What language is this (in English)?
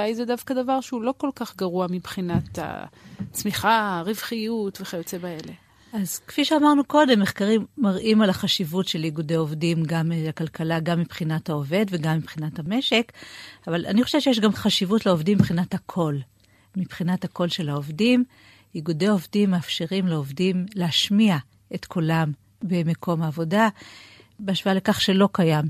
Hebrew